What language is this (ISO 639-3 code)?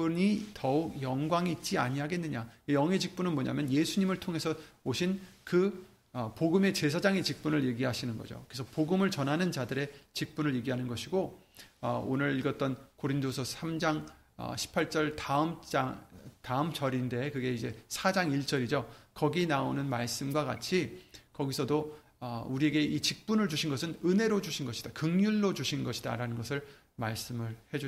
kor